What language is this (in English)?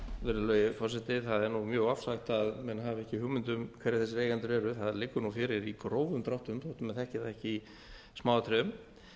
Icelandic